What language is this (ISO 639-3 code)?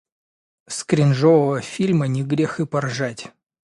rus